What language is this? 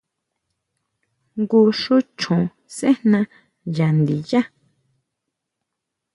Huautla Mazatec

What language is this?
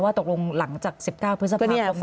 Thai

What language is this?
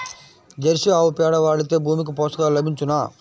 Telugu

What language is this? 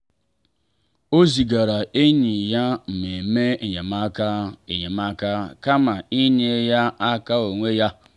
Igbo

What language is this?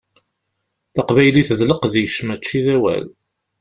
Kabyle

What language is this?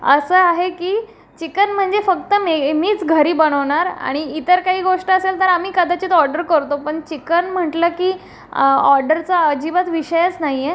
Marathi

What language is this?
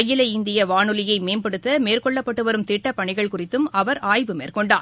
Tamil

